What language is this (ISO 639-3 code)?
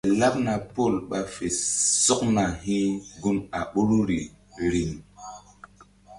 mdd